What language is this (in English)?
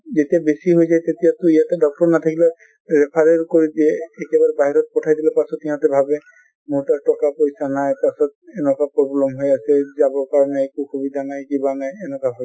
Assamese